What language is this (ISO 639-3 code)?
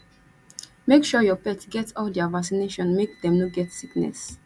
pcm